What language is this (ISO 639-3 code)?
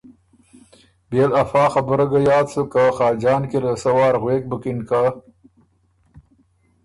oru